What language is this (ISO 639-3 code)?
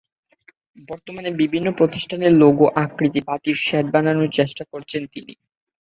ben